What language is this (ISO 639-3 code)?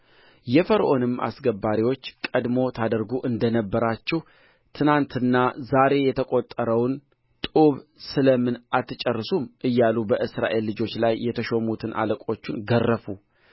amh